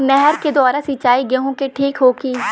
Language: Bhojpuri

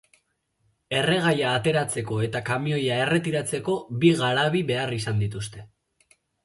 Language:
Basque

